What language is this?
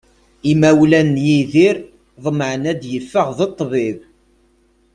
Kabyle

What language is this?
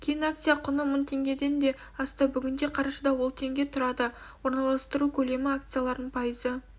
Kazakh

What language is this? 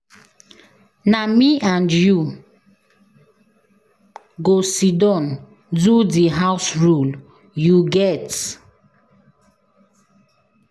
Nigerian Pidgin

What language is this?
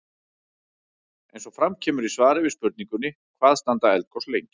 Icelandic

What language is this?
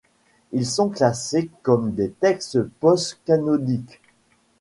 French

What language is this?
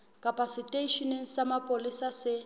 Southern Sotho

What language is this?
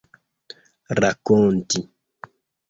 Esperanto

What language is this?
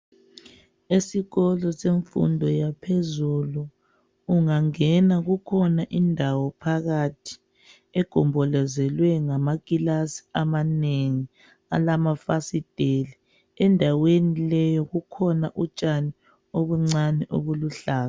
North Ndebele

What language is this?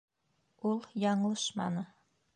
Bashkir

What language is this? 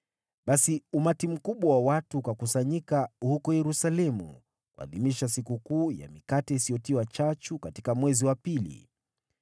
Swahili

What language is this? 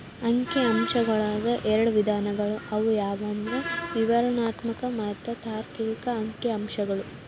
Kannada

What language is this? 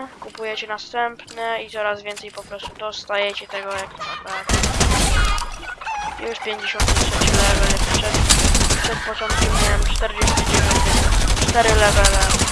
Polish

